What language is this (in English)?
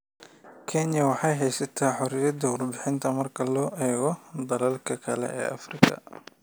Somali